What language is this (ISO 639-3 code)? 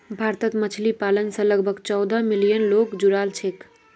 mag